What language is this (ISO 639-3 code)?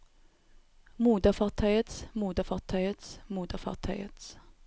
nor